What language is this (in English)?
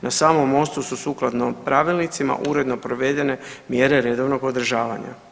Croatian